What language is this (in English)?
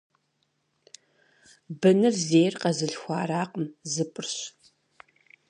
Kabardian